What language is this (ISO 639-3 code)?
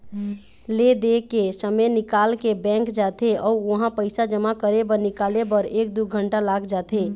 hne